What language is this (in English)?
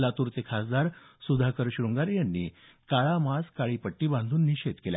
Marathi